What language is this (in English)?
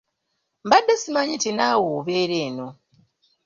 Ganda